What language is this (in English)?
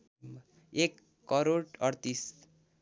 Nepali